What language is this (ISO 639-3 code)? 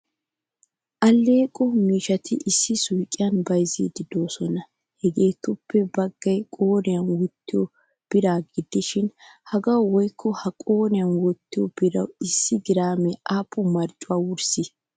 wal